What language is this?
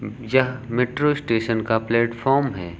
Hindi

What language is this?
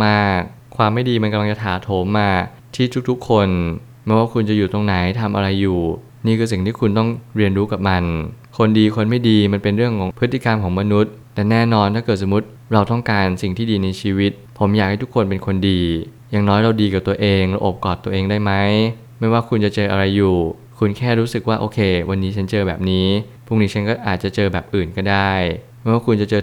Thai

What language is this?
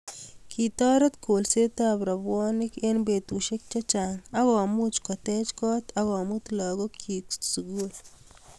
Kalenjin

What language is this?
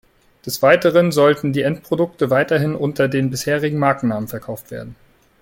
German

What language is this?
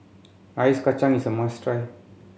English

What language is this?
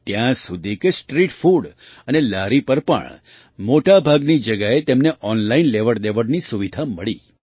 Gujarati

